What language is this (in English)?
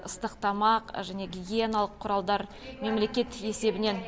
Kazakh